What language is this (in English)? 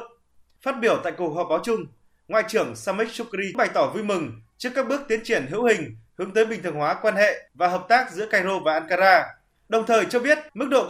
Vietnamese